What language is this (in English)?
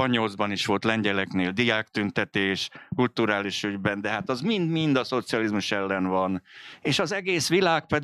Hungarian